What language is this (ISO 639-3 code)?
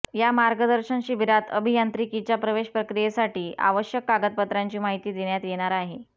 mar